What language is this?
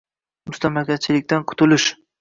Uzbek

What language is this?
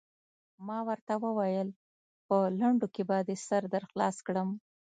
Pashto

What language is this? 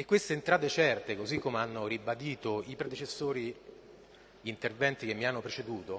Italian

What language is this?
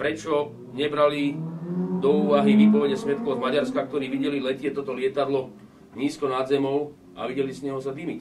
Slovak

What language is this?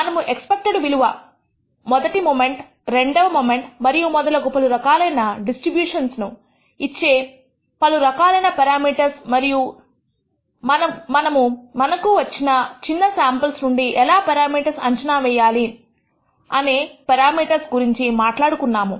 Telugu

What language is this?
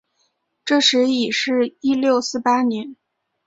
Chinese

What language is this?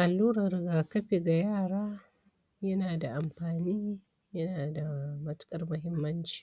Hausa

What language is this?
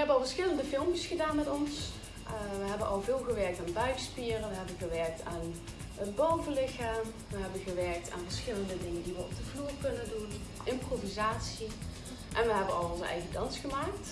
Dutch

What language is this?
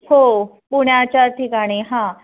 Marathi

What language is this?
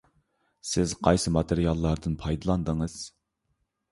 Uyghur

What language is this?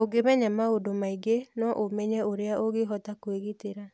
Kikuyu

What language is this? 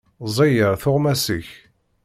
Kabyle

